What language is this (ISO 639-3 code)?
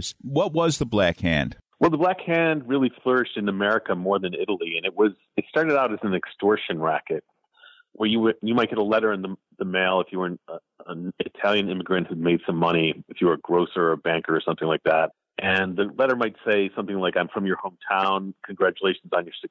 eng